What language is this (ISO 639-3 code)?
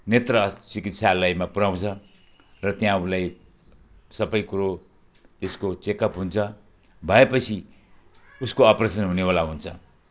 nep